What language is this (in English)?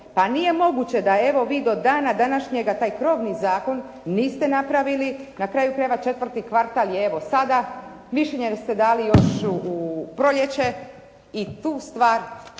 Croatian